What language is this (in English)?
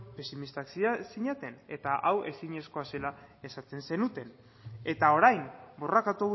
Basque